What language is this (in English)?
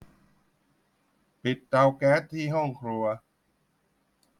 Thai